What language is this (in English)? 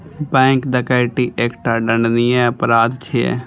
Maithili